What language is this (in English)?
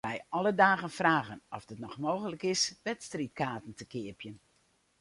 Western Frisian